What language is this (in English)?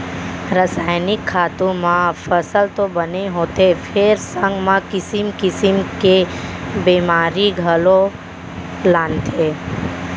Chhattisgarhi